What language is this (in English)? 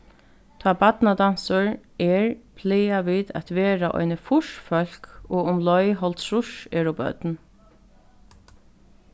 Faroese